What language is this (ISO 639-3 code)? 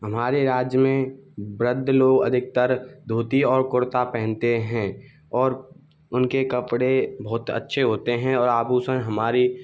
hin